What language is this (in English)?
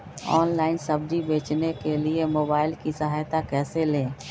Magahi